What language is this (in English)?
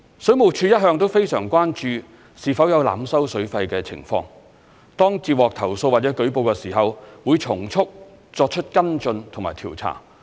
Cantonese